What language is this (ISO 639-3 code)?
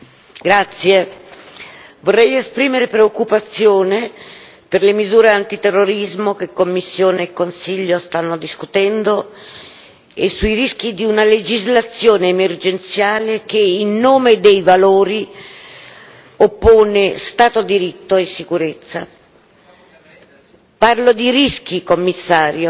ita